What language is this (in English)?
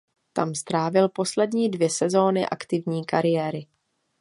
Czech